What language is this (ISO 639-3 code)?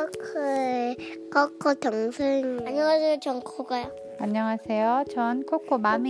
kor